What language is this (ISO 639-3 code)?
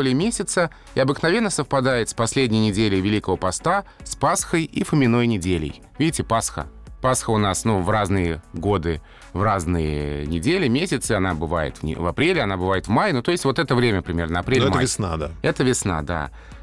rus